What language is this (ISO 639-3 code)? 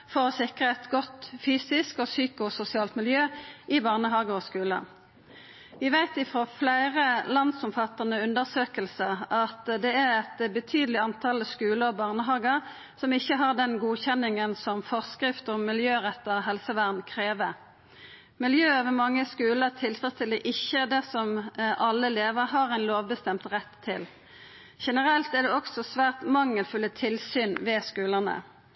nno